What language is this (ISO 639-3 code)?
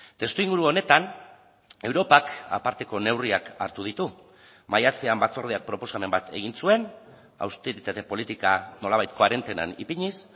eus